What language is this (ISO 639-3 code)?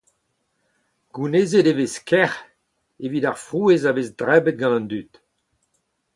bre